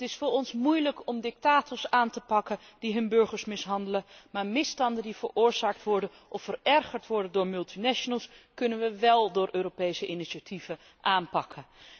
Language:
Dutch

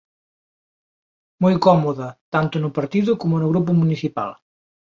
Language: Galician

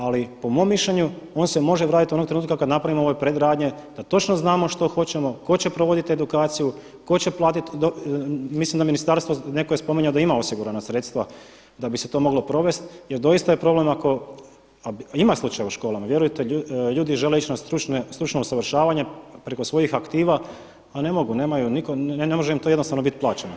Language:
Croatian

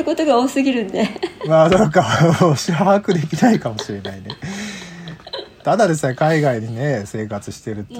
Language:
Japanese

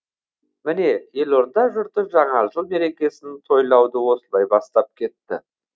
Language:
Kazakh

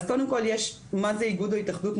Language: Hebrew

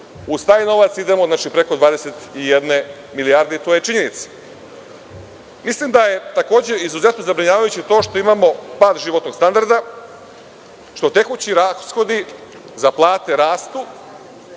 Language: Serbian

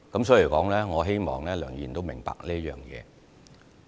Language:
Cantonese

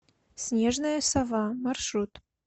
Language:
Russian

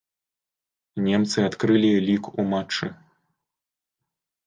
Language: Belarusian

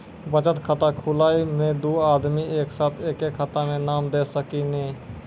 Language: Maithili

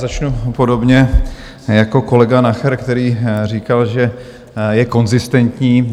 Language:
Czech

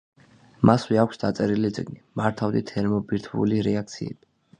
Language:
Georgian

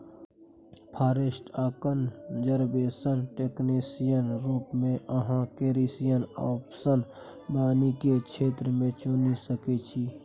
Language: Maithili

